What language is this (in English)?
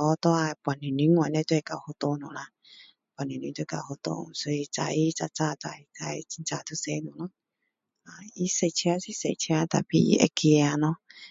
Min Dong Chinese